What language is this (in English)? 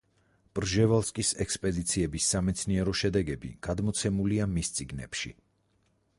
Georgian